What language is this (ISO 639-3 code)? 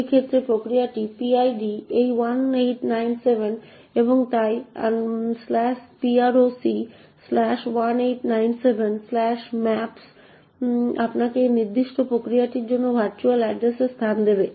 ben